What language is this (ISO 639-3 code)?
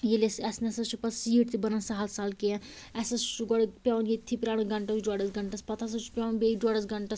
kas